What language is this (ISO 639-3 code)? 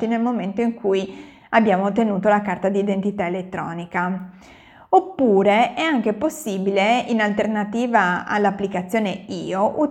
ita